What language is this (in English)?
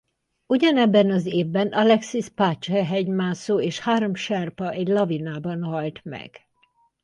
Hungarian